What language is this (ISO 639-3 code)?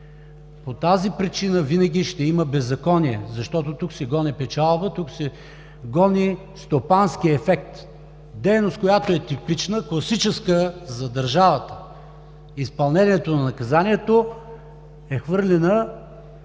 bul